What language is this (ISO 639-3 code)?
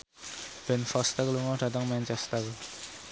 jav